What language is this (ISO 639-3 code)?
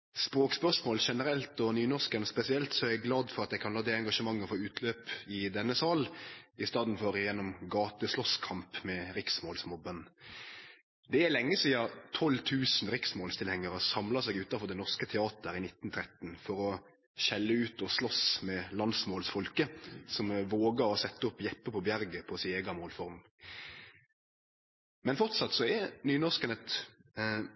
nno